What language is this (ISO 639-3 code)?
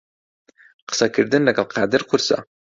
ckb